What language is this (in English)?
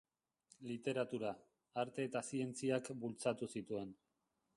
Basque